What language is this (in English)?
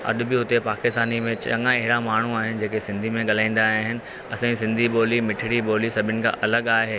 Sindhi